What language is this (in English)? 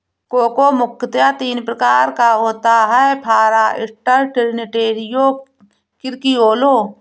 Hindi